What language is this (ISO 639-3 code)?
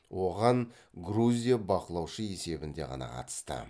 kaz